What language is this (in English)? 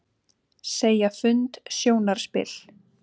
Icelandic